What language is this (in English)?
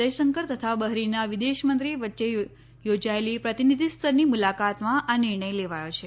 Gujarati